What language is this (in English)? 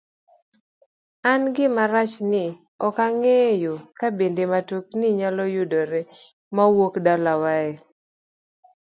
Luo (Kenya and Tanzania)